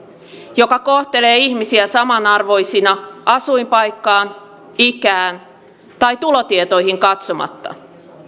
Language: Finnish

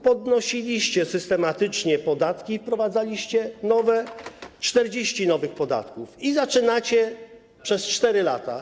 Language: Polish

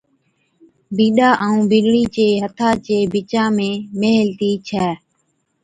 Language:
Od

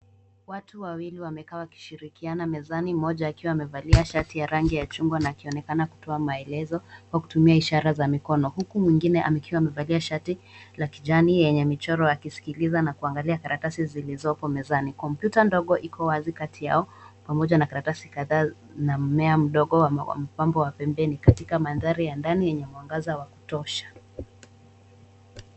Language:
Swahili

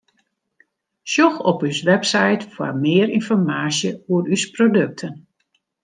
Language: Western Frisian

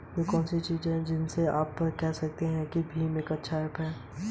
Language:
Hindi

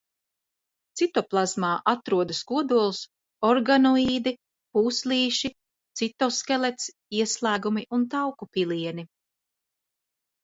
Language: Latvian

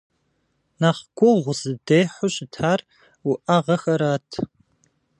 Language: Kabardian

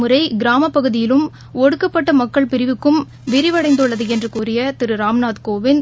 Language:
Tamil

